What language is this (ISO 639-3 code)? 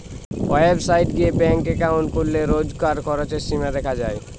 ben